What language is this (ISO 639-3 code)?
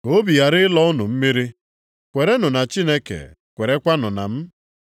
ibo